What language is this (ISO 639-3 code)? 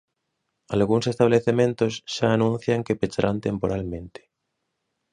glg